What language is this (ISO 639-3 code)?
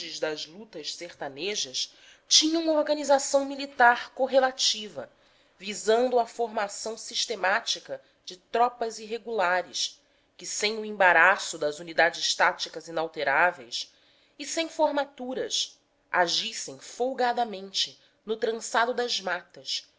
por